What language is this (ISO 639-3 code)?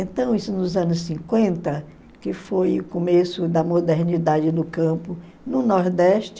por